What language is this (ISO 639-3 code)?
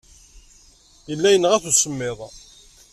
kab